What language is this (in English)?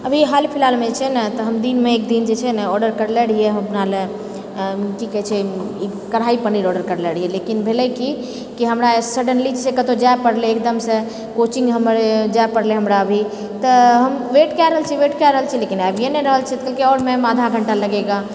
Maithili